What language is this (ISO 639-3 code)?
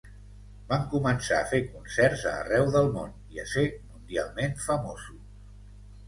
cat